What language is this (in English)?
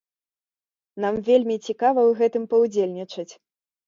Belarusian